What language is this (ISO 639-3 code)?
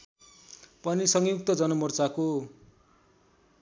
nep